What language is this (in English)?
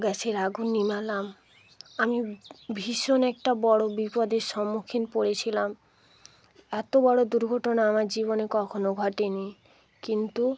Bangla